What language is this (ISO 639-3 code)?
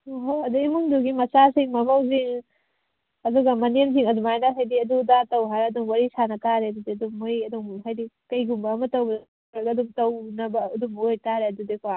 mni